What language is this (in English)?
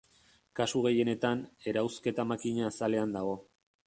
Basque